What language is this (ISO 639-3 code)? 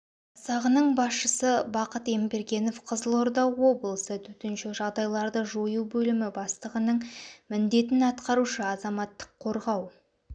kaz